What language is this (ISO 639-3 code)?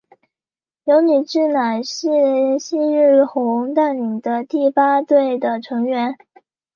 zho